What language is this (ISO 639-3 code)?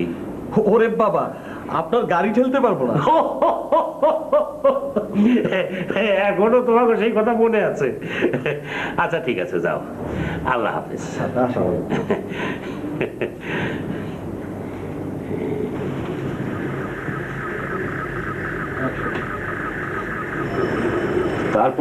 hin